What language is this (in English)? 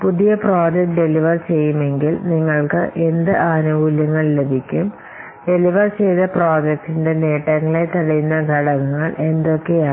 Malayalam